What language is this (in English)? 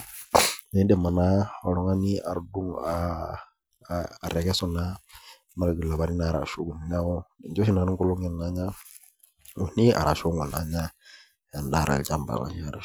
Masai